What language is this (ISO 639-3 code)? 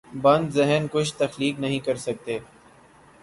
urd